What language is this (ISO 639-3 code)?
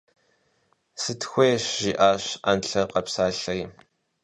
kbd